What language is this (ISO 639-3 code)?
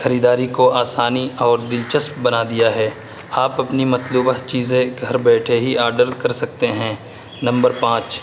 urd